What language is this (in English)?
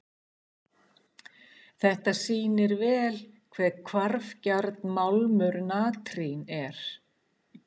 Icelandic